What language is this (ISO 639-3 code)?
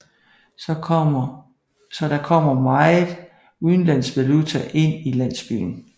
dan